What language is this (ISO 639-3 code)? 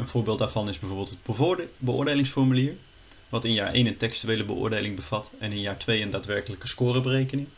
nld